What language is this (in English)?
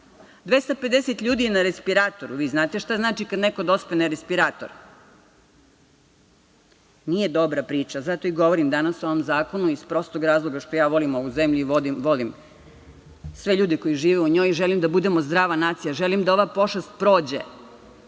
Serbian